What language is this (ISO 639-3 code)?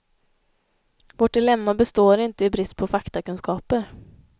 swe